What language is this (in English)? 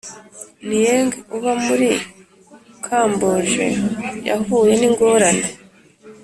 Kinyarwanda